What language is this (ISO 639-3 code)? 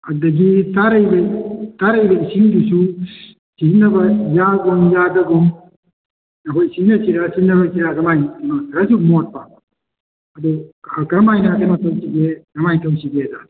mni